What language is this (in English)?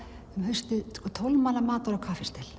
Icelandic